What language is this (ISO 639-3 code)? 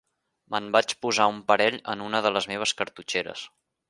cat